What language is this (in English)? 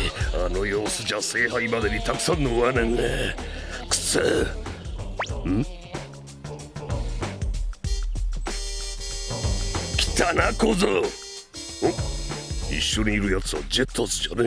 Japanese